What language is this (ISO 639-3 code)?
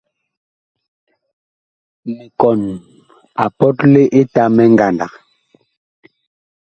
bkh